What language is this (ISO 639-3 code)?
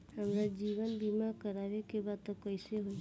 bho